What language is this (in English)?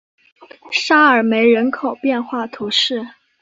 Chinese